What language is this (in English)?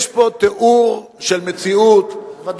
Hebrew